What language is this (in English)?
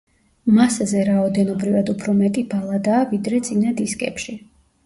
Georgian